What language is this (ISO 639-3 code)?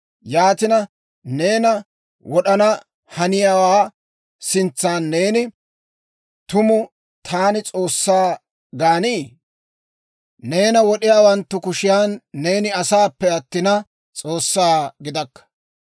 dwr